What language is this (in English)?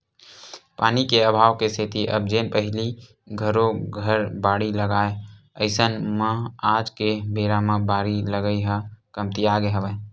Chhattisgarhi